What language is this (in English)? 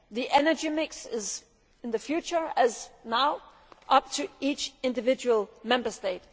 English